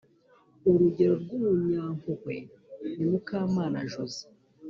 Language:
Kinyarwanda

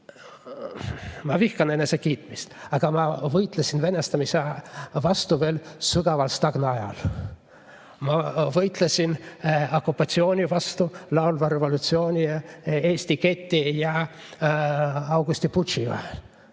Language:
Estonian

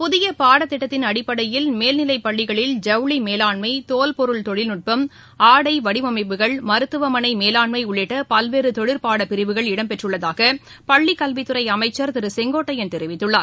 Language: Tamil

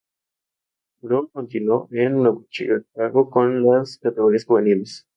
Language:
Spanish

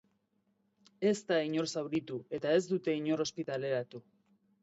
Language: Basque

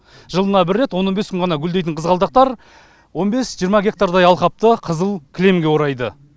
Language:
Kazakh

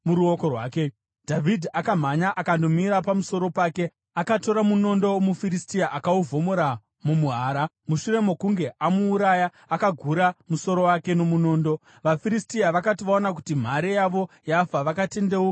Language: Shona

